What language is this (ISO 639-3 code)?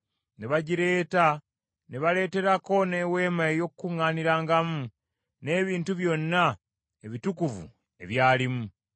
lug